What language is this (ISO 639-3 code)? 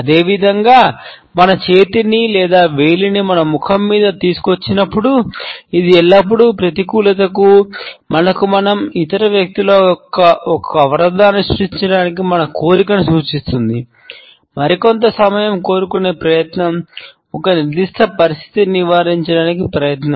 tel